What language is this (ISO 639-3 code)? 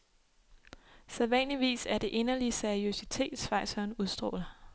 dan